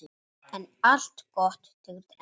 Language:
Icelandic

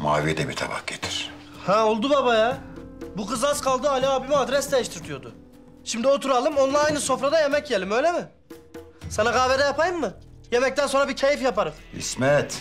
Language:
Turkish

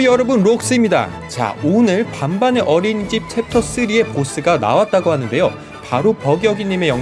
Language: Korean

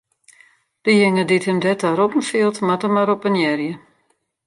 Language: Western Frisian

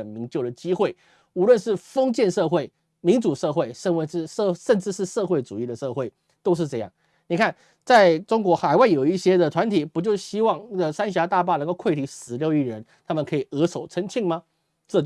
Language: Chinese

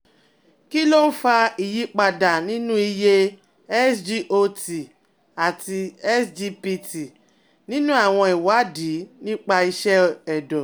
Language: Yoruba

